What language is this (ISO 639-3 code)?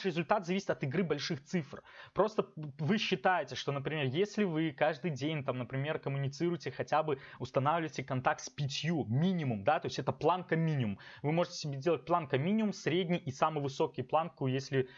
rus